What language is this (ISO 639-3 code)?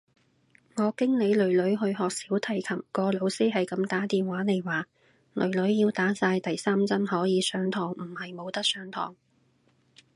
yue